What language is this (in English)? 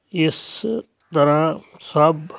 Punjabi